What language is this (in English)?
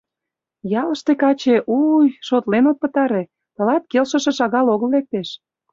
Mari